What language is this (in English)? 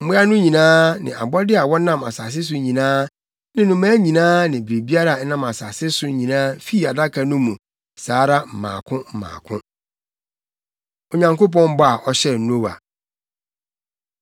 Akan